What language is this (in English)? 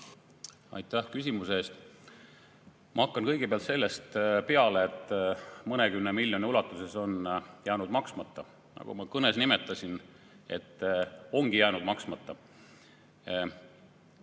Estonian